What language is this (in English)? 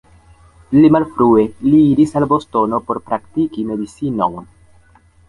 Esperanto